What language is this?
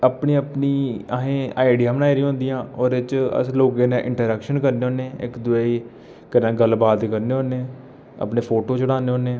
Dogri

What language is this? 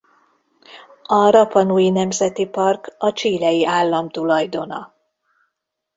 Hungarian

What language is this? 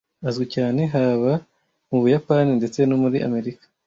Kinyarwanda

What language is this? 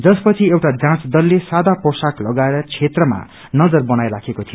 Nepali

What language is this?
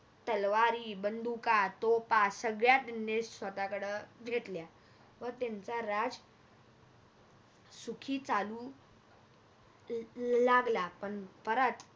Marathi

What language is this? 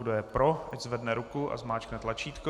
Czech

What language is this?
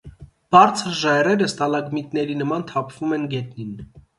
Armenian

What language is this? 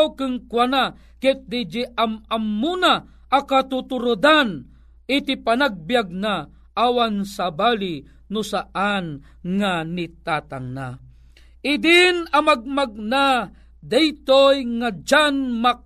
Filipino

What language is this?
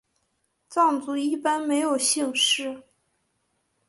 Chinese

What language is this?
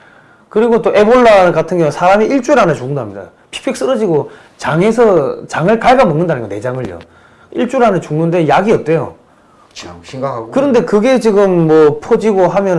Korean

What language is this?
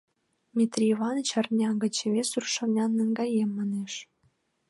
Mari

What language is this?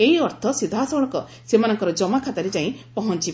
Odia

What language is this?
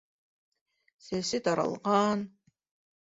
Bashkir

